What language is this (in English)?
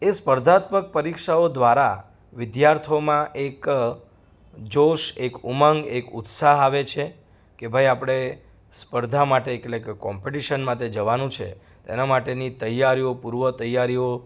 Gujarati